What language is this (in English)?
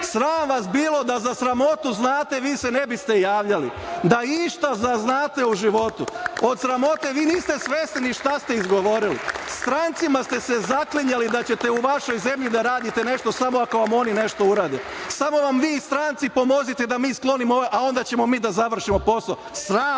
Serbian